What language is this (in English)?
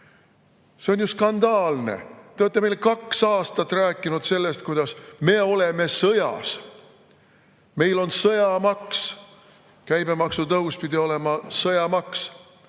Estonian